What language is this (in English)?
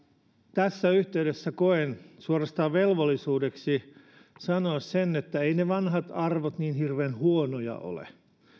Finnish